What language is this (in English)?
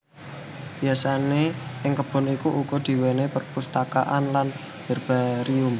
Javanese